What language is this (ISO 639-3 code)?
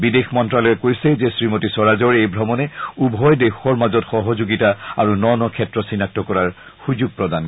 asm